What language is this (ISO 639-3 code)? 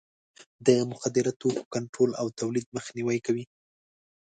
pus